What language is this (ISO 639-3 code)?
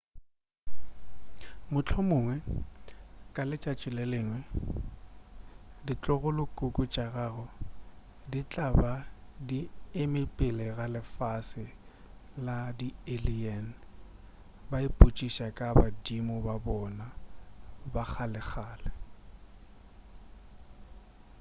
nso